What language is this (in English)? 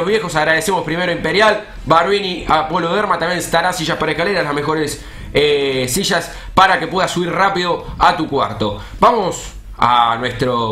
Spanish